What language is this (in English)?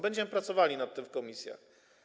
Polish